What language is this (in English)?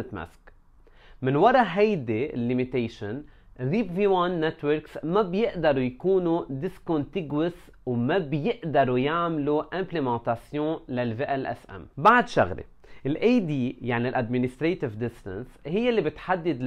Arabic